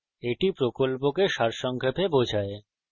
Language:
Bangla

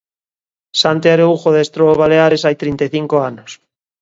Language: Galician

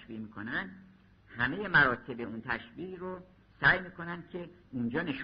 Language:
Persian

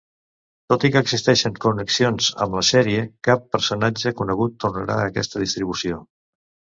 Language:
Catalan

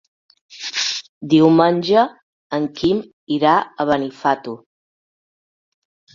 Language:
Catalan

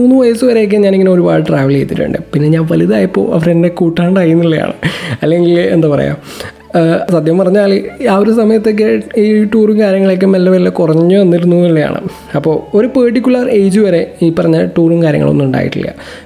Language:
Malayalam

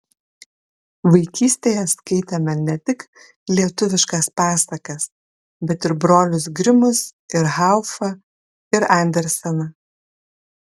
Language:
Lithuanian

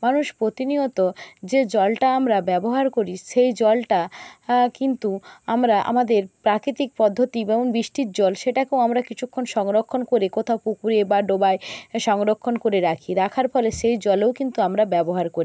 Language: Bangla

